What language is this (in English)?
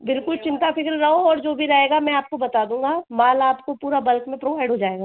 Hindi